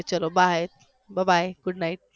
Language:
Gujarati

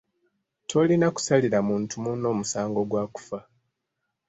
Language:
Ganda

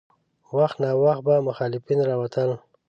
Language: Pashto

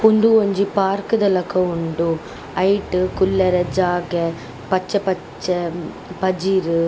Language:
Tulu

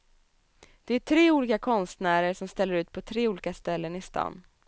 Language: Swedish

